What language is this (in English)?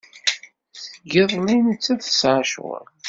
Kabyle